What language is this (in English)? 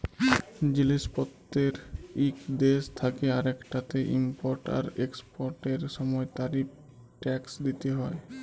Bangla